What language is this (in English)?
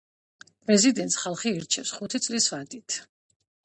Georgian